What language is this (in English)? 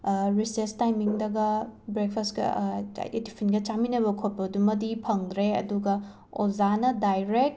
Manipuri